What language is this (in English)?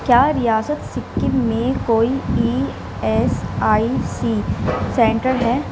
Urdu